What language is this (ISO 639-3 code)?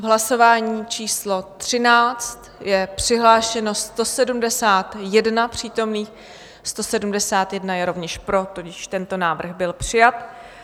ces